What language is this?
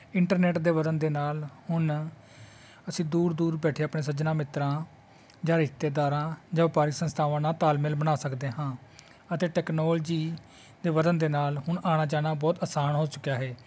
Punjabi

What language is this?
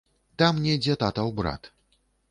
Belarusian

